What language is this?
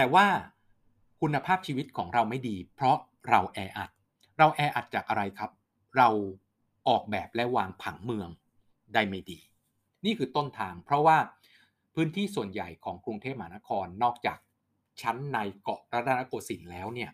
Thai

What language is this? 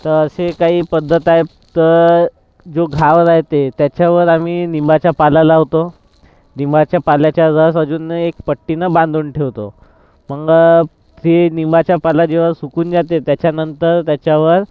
Marathi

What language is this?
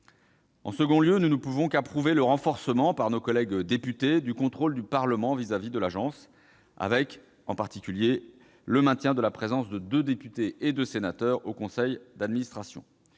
French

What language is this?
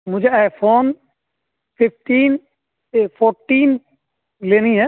Urdu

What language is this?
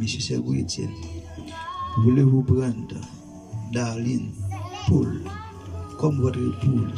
French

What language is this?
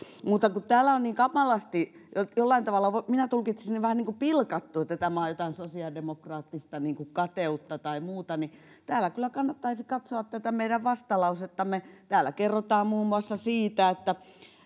Finnish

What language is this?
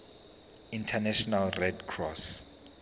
Zulu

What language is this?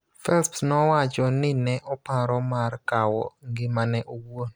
Luo (Kenya and Tanzania)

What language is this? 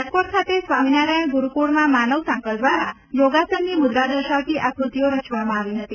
Gujarati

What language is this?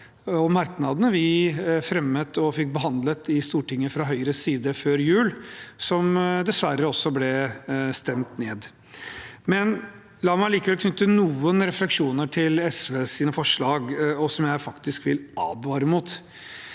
Norwegian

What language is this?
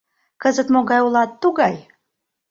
Mari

